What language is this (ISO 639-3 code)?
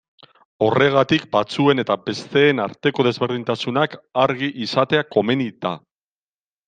eus